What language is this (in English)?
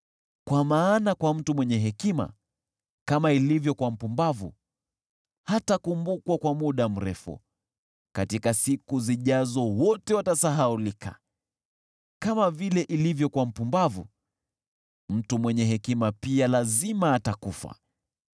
Swahili